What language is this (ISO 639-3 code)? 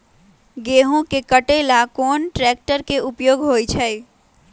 mag